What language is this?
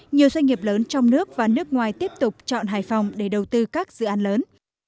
Vietnamese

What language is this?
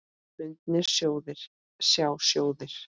Icelandic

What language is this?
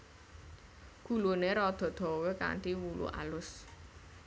Javanese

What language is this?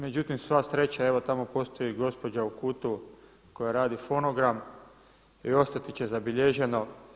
Croatian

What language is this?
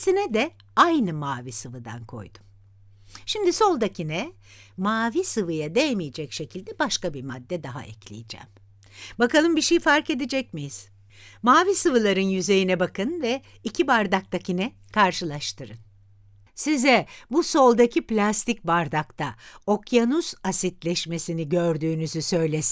Turkish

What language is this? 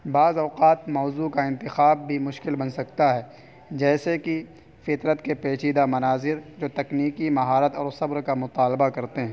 Urdu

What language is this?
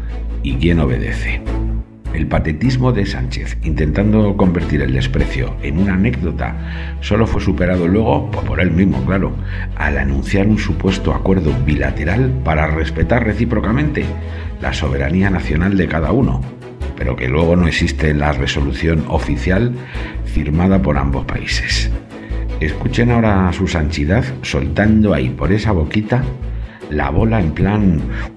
Spanish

